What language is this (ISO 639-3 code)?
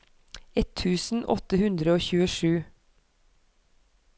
nor